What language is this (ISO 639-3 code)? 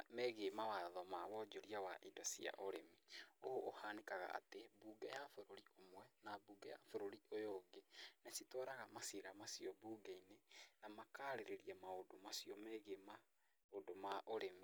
kik